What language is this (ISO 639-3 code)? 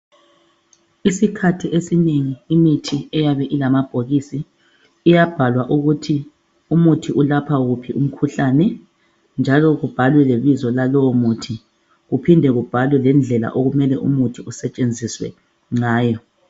nde